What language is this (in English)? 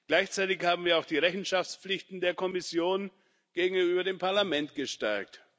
German